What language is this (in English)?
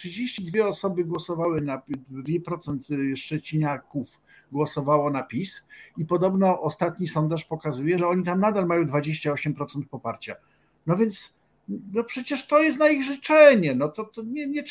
Polish